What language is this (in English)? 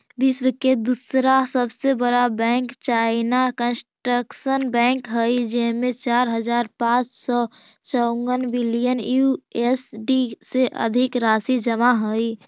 Magahi